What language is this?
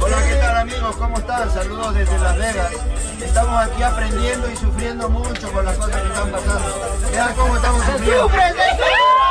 Spanish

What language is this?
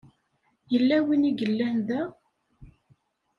Kabyle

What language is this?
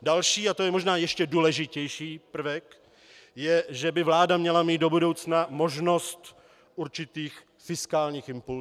Czech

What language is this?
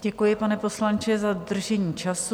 Czech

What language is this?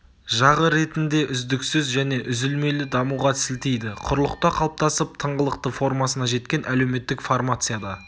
Kazakh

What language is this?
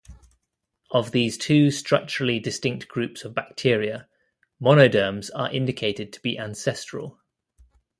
English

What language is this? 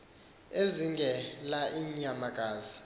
Xhosa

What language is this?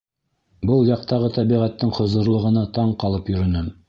Bashkir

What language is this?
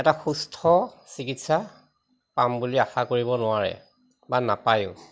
Assamese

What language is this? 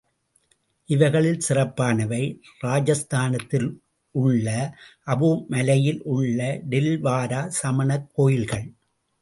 Tamil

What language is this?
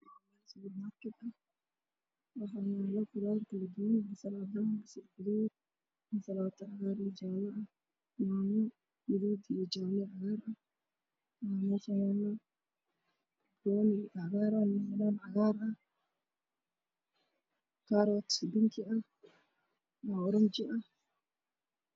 Somali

